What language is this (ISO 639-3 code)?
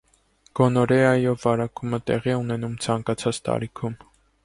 hye